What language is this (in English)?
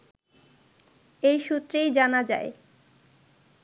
Bangla